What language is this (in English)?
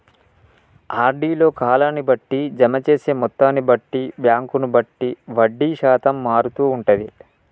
Telugu